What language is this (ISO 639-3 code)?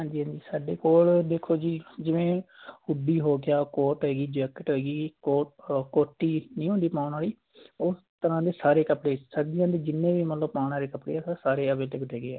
pan